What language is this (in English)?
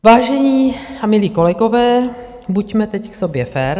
Czech